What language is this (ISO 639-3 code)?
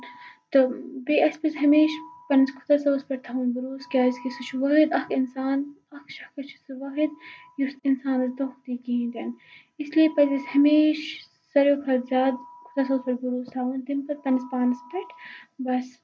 kas